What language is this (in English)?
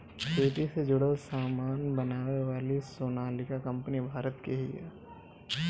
Bhojpuri